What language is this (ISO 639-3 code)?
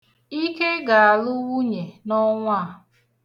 ibo